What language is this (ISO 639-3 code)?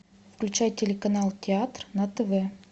rus